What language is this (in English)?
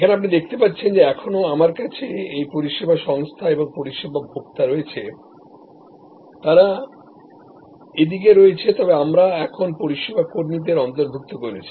Bangla